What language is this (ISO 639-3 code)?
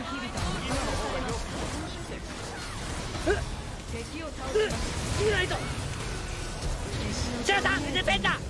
jpn